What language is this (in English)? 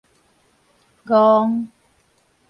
Min Nan Chinese